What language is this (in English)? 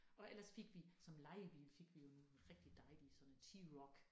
Danish